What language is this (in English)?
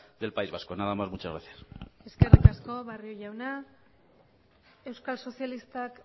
Basque